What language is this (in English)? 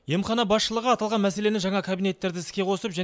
Kazakh